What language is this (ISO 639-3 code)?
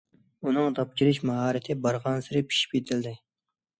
uig